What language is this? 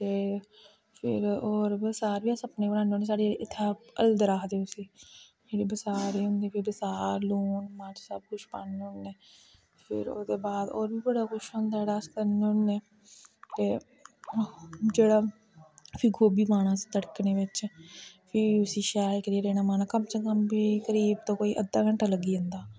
Dogri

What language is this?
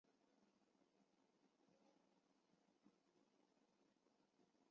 Chinese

